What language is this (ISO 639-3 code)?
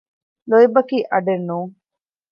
div